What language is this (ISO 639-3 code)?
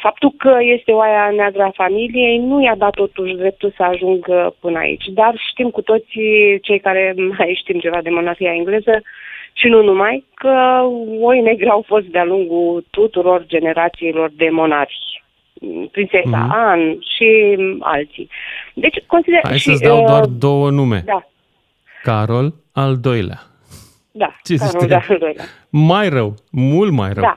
ron